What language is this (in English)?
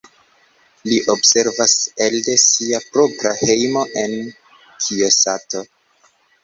Esperanto